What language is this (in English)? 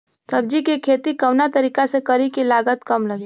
Bhojpuri